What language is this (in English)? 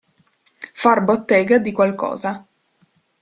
Italian